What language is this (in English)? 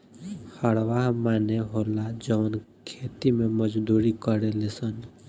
Bhojpuri